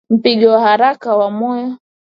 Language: Swahili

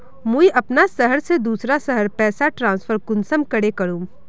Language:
Magahi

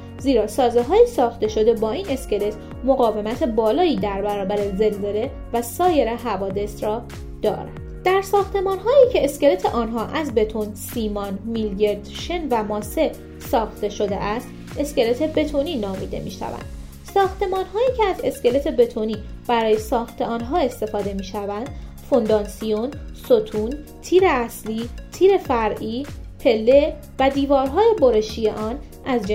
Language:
Persian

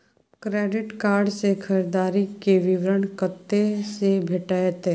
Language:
Maithili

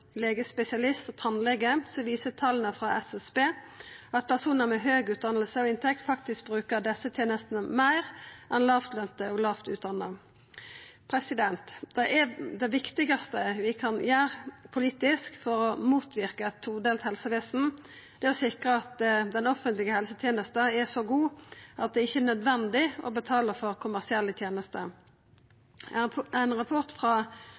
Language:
Norwegian Nynorsk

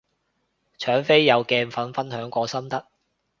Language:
Cantonese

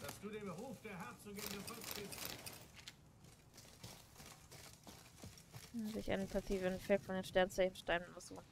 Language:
German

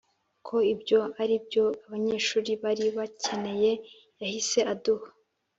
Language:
Kinyarwanda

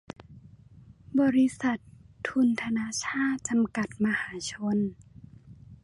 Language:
Thai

